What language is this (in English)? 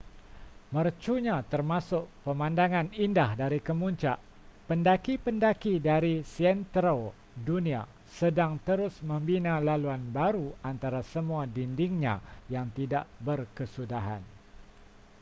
Malay